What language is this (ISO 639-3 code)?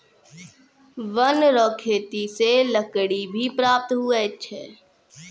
mai